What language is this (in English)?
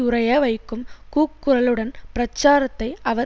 Tamil